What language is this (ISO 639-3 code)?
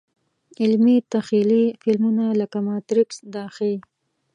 pus